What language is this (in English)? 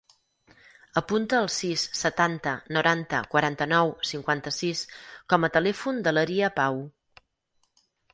Catalan